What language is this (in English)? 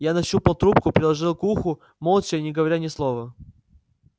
Russian